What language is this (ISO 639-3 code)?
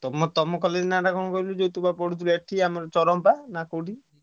ori